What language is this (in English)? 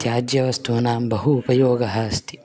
Sanskrit